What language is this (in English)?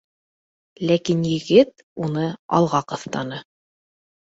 Bashkir